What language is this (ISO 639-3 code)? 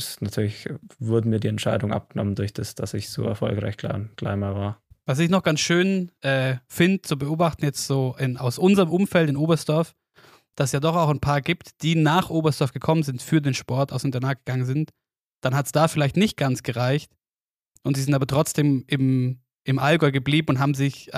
deu